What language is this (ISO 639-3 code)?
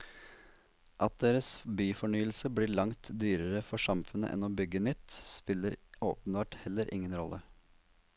nor